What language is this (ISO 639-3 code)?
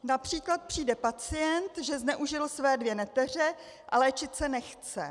ces